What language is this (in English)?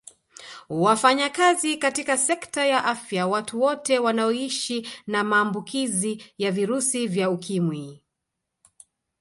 Swahili